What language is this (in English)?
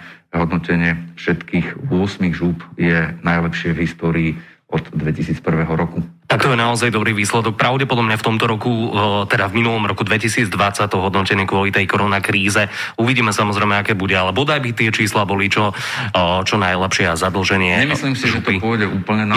Slovak